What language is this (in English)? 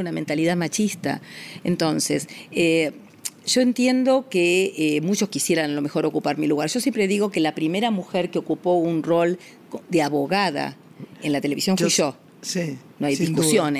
Spanish